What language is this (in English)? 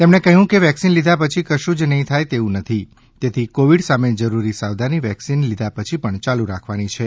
Gujarati